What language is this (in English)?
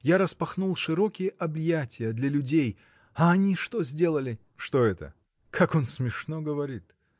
Russian